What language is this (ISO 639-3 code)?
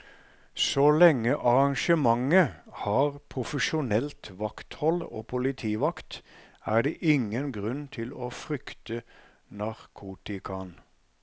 nor